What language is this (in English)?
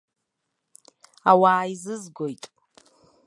Abkhazian